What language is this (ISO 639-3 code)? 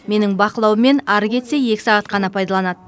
kaz